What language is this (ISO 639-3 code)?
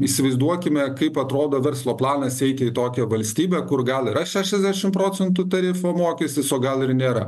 lit